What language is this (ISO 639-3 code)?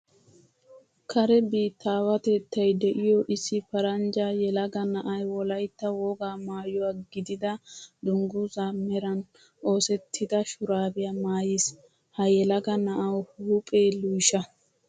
wal